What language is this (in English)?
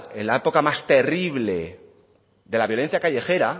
Spanish